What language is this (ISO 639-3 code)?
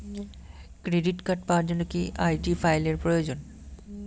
ben